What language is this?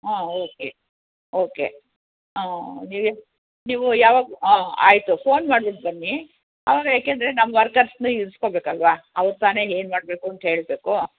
Kannada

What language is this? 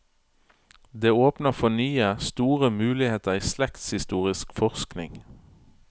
Norwegian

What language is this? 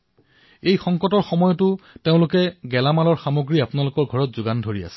Assamese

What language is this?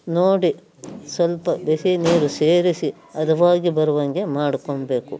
Kannada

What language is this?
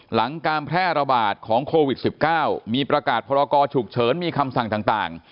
Thai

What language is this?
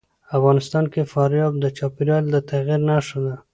Pashto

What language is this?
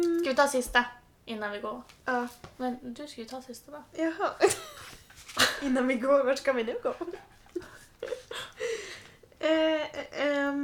Swedish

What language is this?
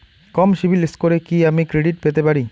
Bangla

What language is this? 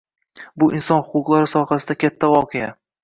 Uzbek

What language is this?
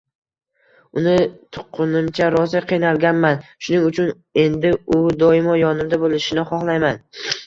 Uzbek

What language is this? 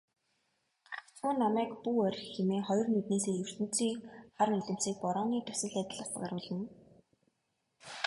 Mongolian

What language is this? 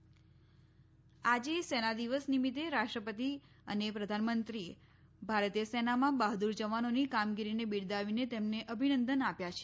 Gujarati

